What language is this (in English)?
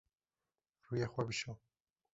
Kurdish